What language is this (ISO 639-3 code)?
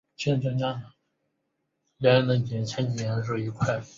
zho